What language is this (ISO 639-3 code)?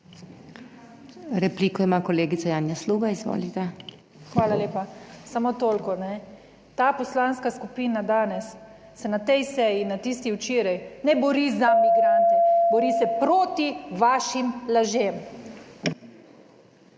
slv